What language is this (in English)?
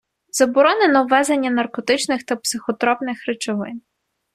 Ukrainian